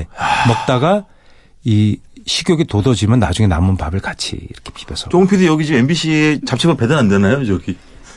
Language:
Korean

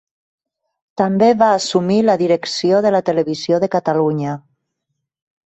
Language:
Catalan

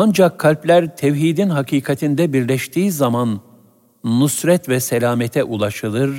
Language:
Turkish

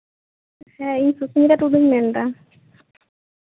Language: Santali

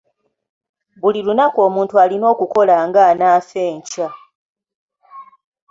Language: Ganda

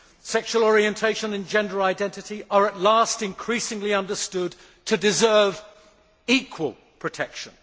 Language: English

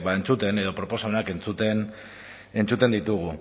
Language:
Basque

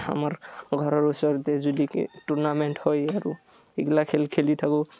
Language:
Assamese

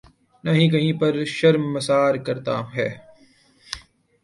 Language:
Urdu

